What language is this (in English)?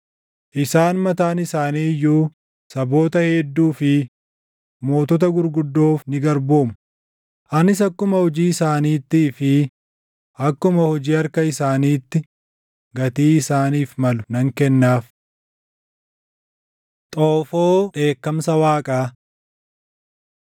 Oromo